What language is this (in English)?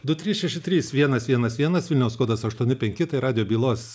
Lithuanian